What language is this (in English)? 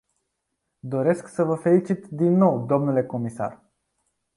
Romanian